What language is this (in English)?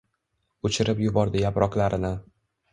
Uzbek